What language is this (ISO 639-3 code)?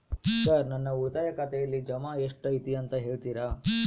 kan